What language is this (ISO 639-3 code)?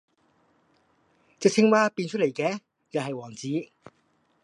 yue